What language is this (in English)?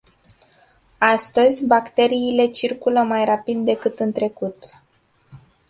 Romanian